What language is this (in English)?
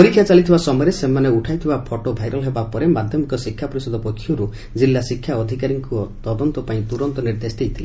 Odia